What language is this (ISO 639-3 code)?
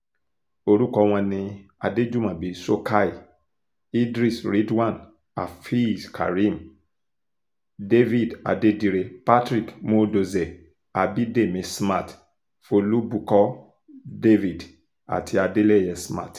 yor